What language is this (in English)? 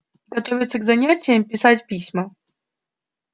Russian